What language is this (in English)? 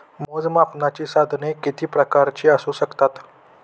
Marathi